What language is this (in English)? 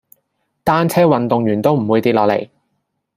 Cantonese